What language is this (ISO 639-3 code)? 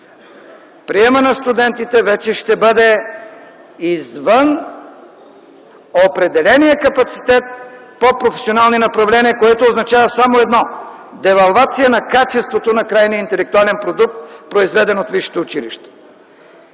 bul